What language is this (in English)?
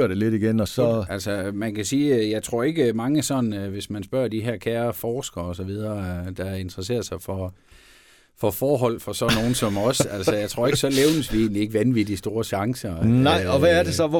Danish